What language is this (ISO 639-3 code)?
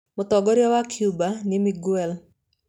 kik